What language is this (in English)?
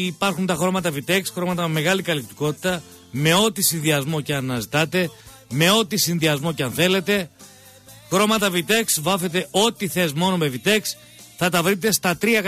Greek